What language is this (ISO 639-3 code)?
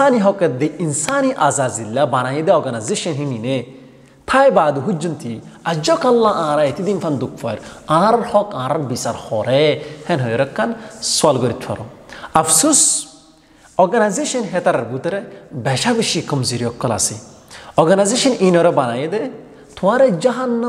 tur